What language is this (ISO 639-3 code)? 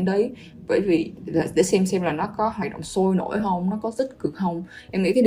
vie